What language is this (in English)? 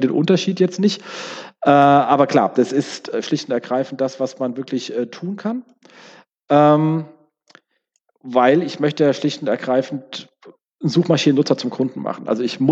German